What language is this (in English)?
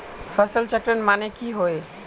Magahi